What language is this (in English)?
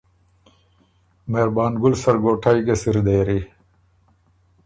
Ormuri